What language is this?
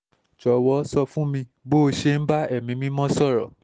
Yoruba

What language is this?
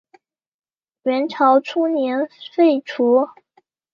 Chinese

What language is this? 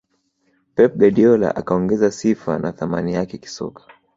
Swahili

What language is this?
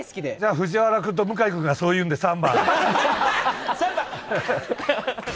Japanese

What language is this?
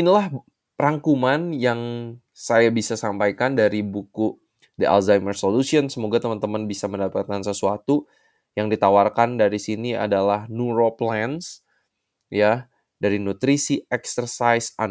Indonesian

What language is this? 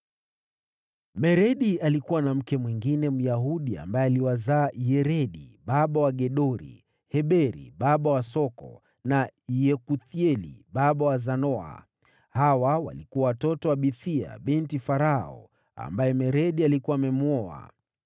Swahili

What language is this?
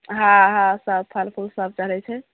Maithili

